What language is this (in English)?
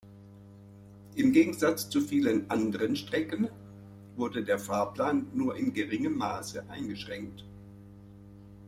German